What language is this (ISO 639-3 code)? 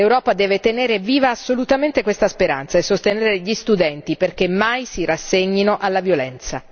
ita